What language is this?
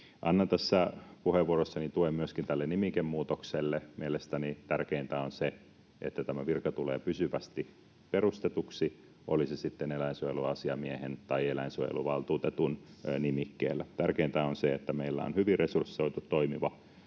Finnish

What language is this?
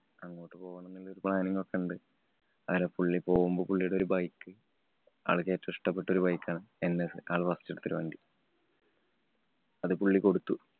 Malayalam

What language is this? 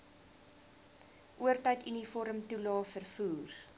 Afrikaans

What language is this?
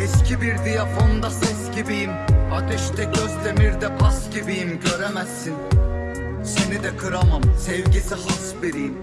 Turkish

